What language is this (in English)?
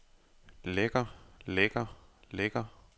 Danish